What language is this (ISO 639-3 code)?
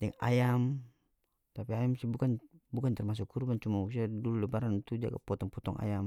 max